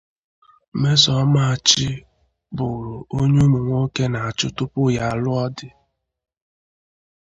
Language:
Igbo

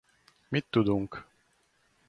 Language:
Hungarian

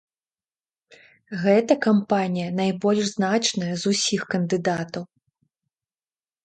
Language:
Belarusian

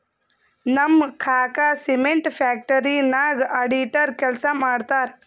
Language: Kannada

